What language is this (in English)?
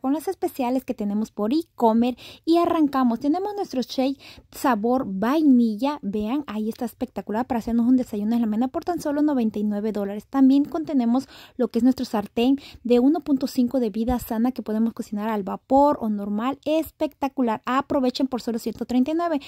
Spanish